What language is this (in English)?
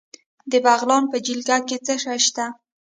Pashto